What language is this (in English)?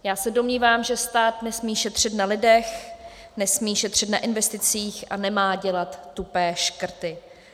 Czech